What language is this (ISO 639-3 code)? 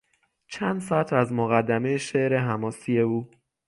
fas